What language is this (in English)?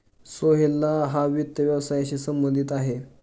Marathi